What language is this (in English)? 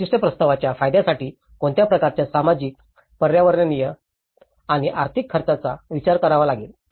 Marathi